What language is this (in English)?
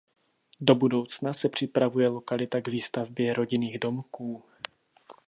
Czech